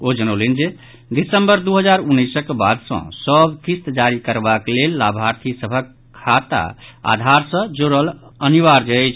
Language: Maithili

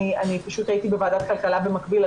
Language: Hebrew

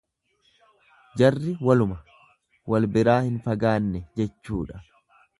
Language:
Oromo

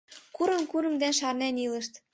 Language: Mari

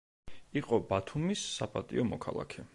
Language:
Georgian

